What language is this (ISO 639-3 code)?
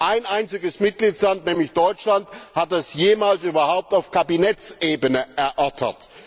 deu